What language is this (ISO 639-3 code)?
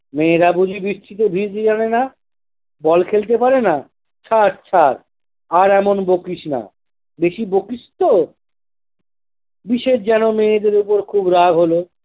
ben